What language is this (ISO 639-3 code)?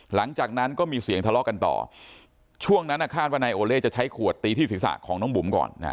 tha